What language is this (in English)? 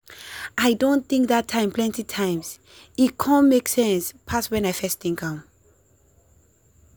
Nigerian Pidgin